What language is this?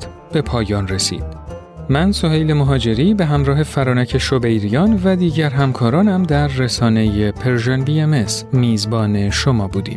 Persian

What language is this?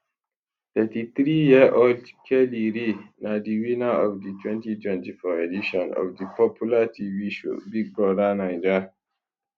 Nigerian Pidgin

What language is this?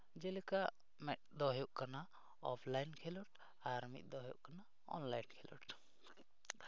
Santali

